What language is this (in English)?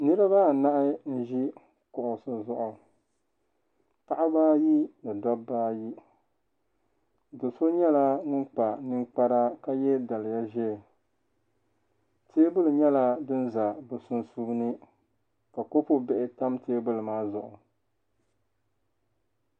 Dagbani